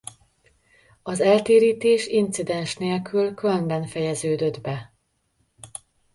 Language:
Hungarian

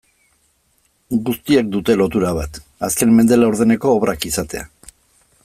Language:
Basque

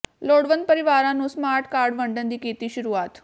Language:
Punjabi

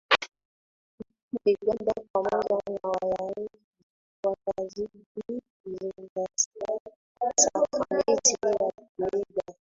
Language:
Swahili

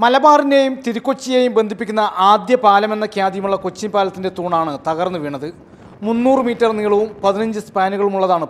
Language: English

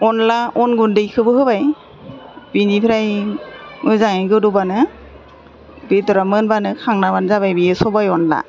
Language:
Bodo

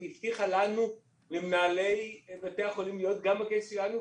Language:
Hebrew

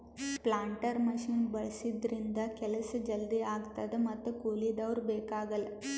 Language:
Kannada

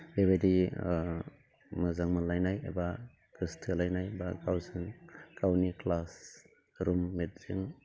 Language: Bodo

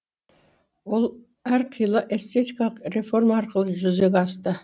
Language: Kazakh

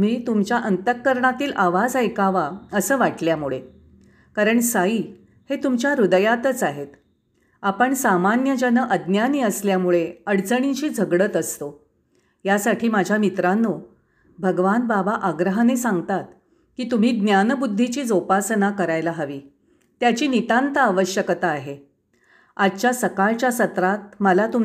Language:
Marathi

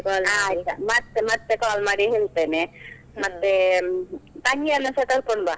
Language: Kannada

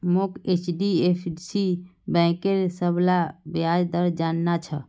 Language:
Magahi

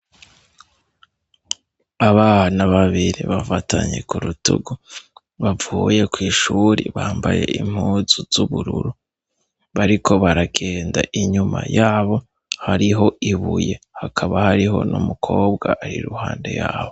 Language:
Rundi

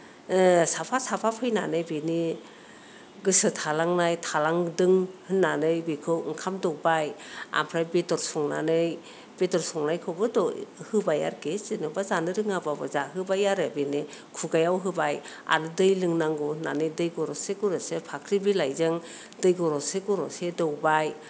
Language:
Bodo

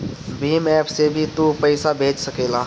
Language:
Bhojpuri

